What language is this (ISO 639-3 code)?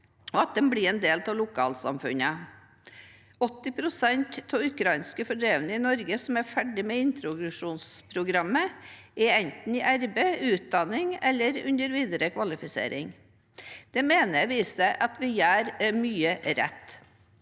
nor